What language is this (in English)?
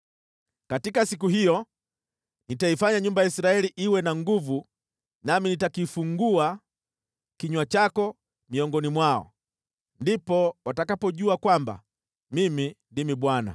Swahili